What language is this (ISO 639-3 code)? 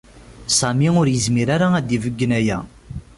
kab